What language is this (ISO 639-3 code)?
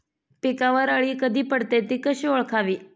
mar